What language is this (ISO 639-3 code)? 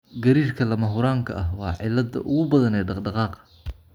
som